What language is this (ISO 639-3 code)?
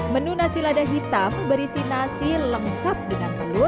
ind